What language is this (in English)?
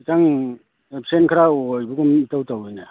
Manipuri